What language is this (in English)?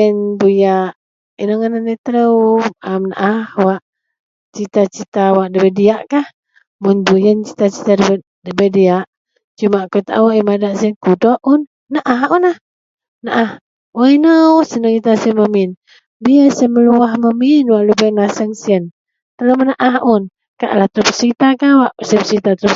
Central Melanau